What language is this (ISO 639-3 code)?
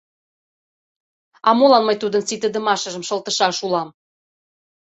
chm